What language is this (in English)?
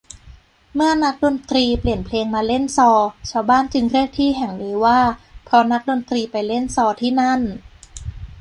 Thai